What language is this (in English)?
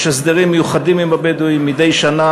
Hebrew